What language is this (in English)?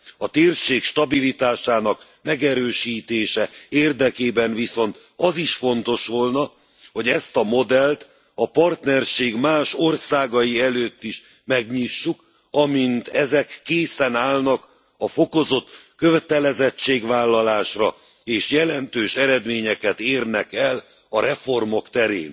Hungarian